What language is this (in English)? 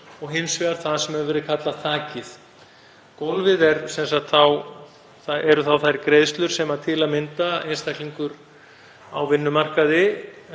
Icelandic